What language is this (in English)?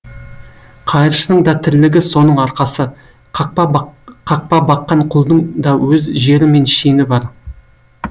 Kazakh